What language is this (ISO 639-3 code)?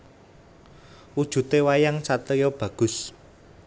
jav